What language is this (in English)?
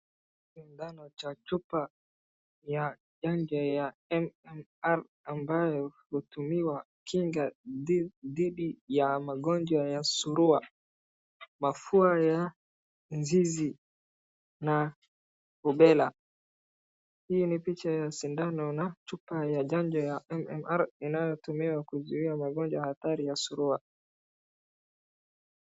Swahili